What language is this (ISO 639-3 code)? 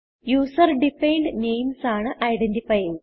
mal